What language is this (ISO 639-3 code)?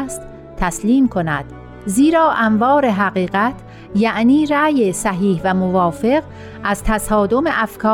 fas